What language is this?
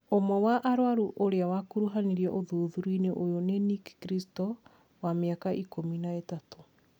Kikuyu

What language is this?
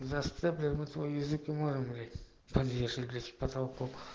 Russian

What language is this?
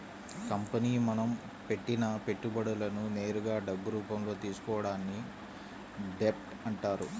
Telugu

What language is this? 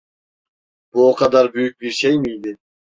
Turkish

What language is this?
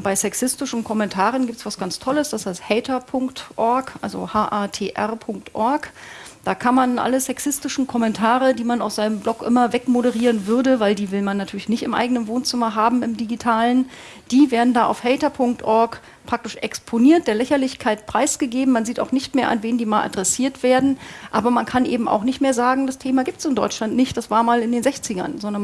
German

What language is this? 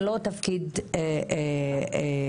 Hebrew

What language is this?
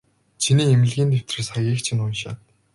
Mongolian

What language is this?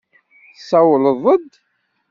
Kabyle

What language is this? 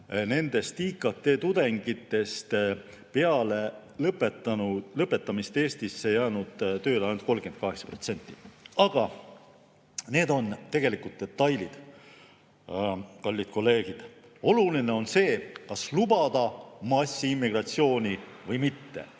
Estonian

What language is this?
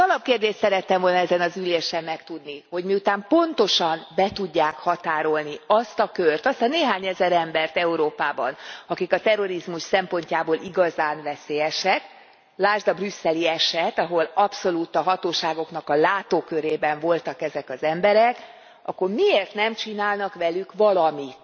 Hungarian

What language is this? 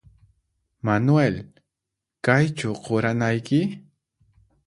Puno Quechua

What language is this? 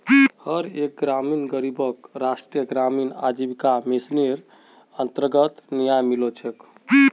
Magahi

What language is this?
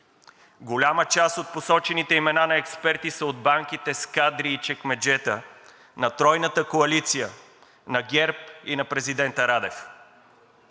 Bulgarian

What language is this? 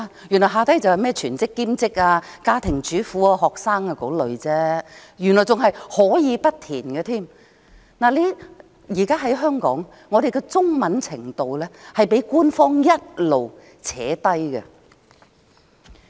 Cantonese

